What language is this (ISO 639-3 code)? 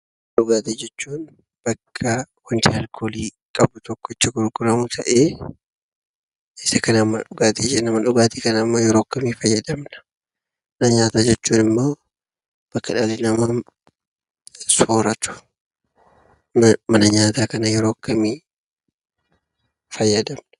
orm